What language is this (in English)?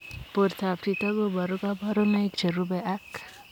Kalenjin